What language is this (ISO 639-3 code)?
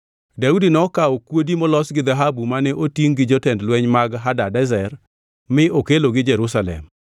luo